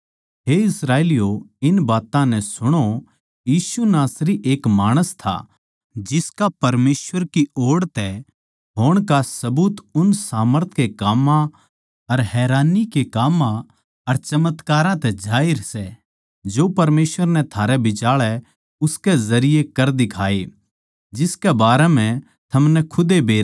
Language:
Haryanvi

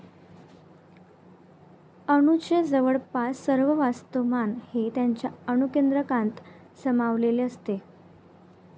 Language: Marathi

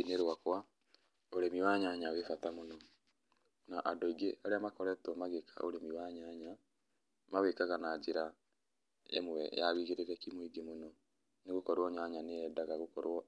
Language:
Kikuyu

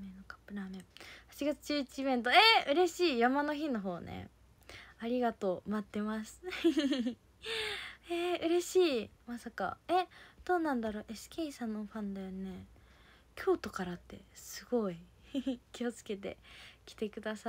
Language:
Japanese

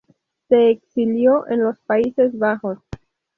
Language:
Spanish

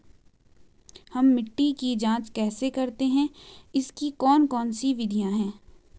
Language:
Hindi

